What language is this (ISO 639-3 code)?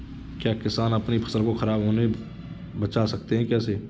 hin